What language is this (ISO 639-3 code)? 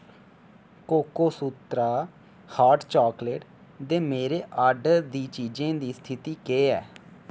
doi